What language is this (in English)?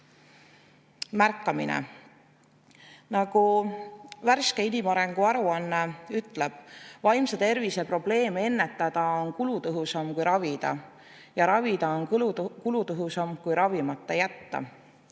Estonian